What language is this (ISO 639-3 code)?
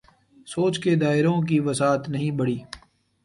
urd